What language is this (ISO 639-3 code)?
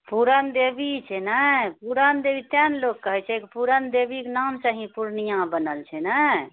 mai